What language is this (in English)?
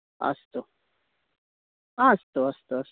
Sanskrit